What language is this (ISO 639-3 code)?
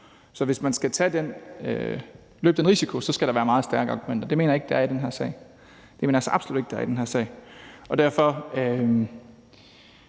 dan